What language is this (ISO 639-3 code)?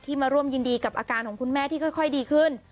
tha